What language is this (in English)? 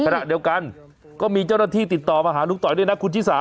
Thai